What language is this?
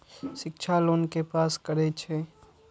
Maithili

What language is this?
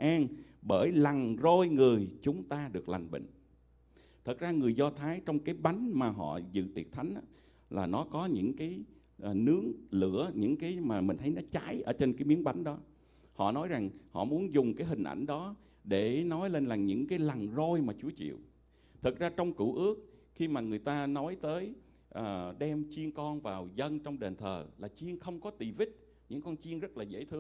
Vietnamese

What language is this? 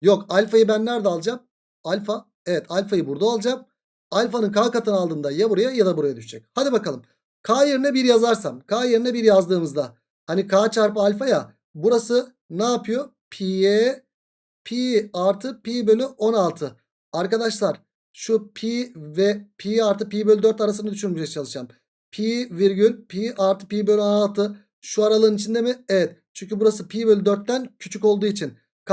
Turkish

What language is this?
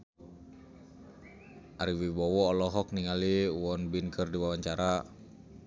Sundanese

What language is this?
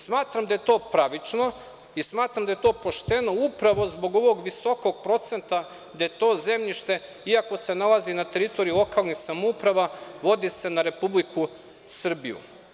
Serbian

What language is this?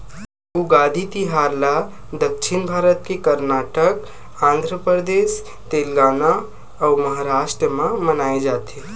Chhattisgarhi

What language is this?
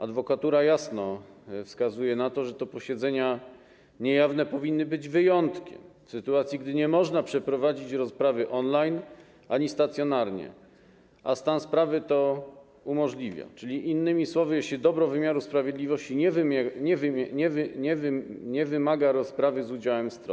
Polish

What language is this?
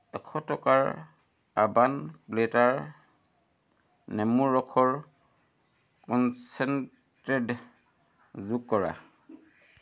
Assamese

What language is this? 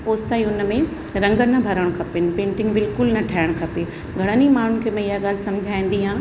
Sindhi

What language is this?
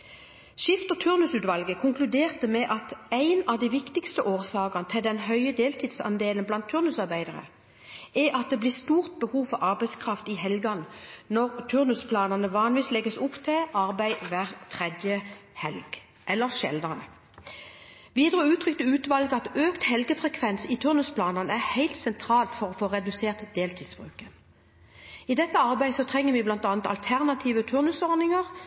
Norwegian Bokmål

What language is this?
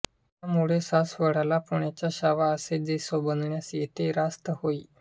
Marathi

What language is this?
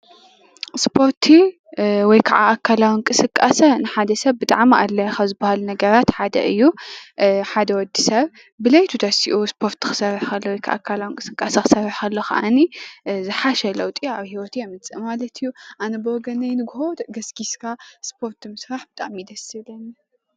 Tigrinya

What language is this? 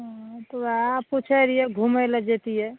Maithili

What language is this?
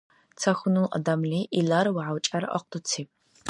Dargwa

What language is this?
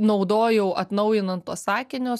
Lithuanian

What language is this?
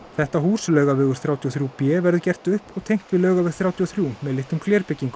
Icelandic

